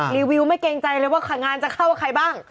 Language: Thai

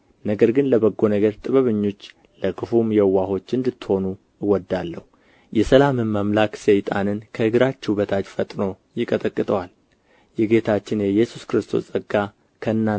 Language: Amharic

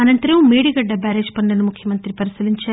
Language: Telugu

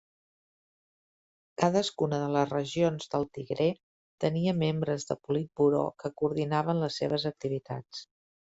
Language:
Catalan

